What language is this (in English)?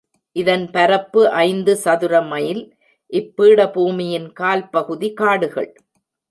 Tamil